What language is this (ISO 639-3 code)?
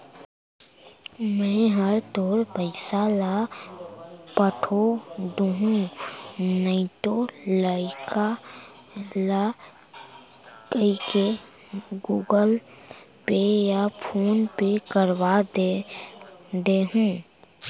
hne